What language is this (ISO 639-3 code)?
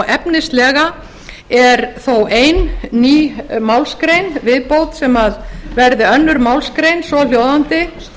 isl